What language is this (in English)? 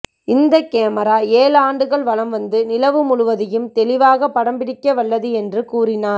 Tamil